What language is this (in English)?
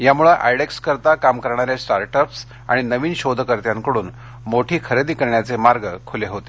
Marathi